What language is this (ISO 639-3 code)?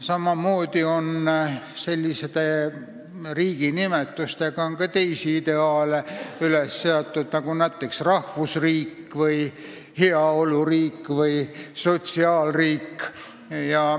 est